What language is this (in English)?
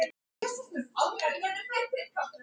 Icelandic